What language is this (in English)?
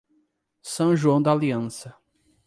Portuguese